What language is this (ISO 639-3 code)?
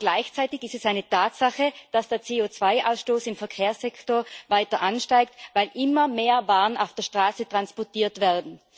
deu